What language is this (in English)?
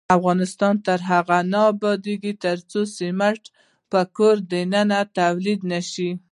Pashto